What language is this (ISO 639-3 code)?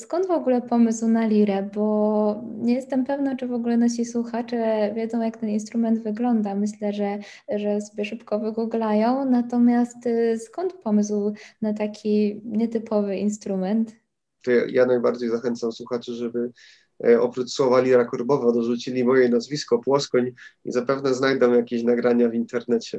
pol